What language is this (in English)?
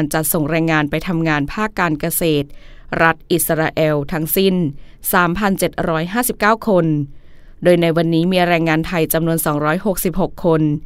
Thai